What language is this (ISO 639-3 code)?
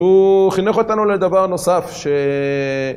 heb